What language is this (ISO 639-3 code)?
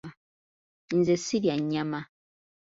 lug